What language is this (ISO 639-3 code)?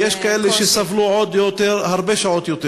heb